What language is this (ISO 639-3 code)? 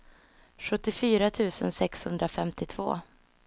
swe